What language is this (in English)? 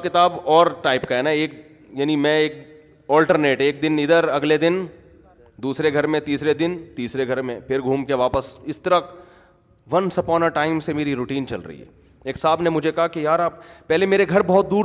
Urdu